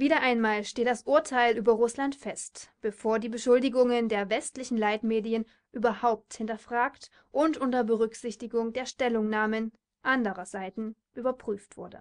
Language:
German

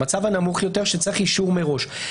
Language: Hebrew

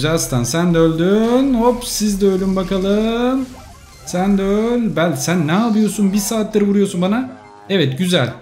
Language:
Turkish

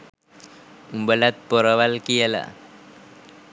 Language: Sinhala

